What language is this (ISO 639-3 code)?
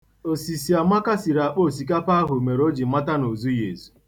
ibo